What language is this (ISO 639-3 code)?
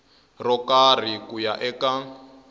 tso